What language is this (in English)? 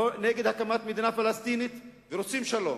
Hebrew